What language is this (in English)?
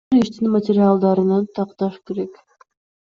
Kyrgyz